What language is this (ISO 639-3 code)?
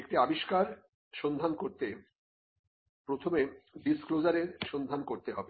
ben